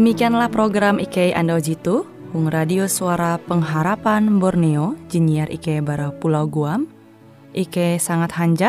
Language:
Indonesian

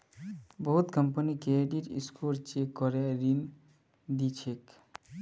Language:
Magahi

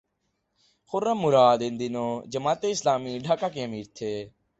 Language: Urdu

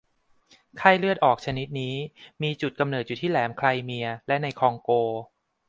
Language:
Thai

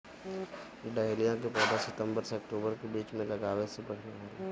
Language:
Bhojpuri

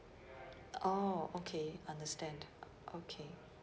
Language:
English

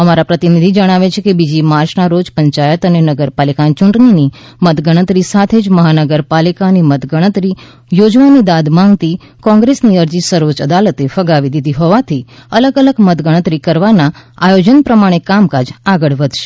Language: Gujarati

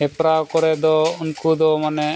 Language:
Santali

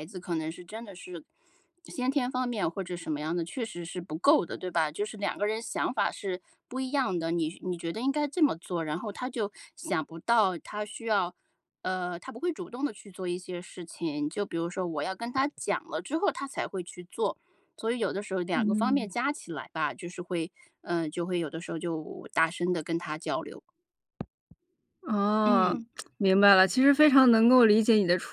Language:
Chinese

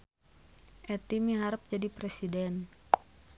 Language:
Sundanese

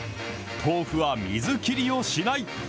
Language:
Japanese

